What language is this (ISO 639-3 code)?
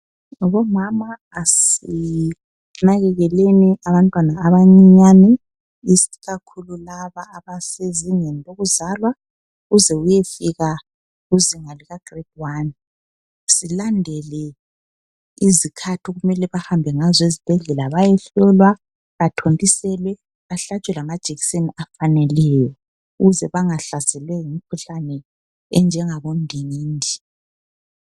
nde